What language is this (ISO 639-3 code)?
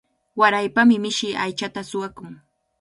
qvl